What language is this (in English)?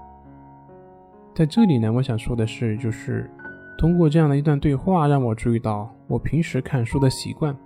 Chinese